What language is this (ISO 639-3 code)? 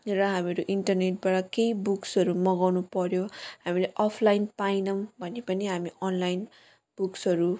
nep